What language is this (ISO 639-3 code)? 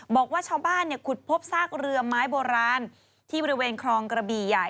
tha